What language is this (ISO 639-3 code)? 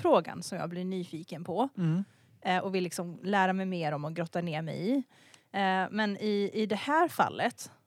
swe